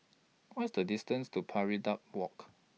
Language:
English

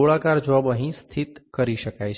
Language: Gujarati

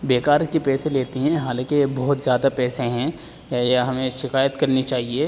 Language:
Urdu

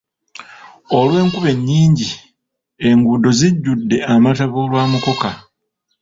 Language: Ganda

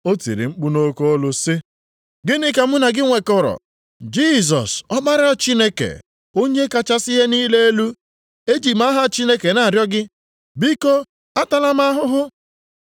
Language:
Igbo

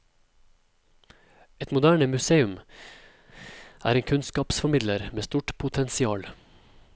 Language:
Norwegian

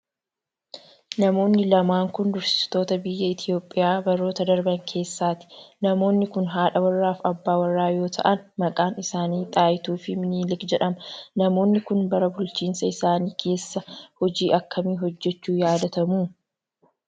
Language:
Oromo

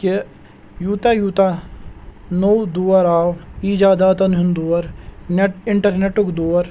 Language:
Kashmiri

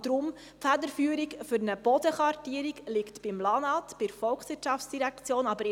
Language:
Swiss German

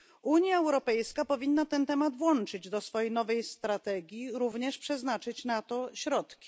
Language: Polish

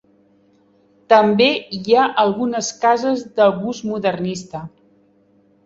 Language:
Catalan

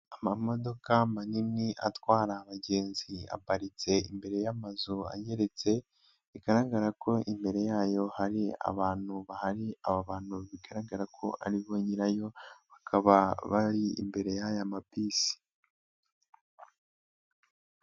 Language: Kinyarwanda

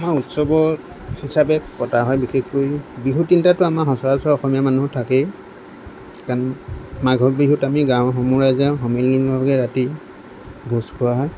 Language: Assamese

